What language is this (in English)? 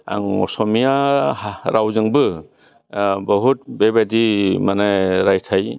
Bodo